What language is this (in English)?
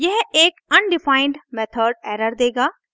Hindi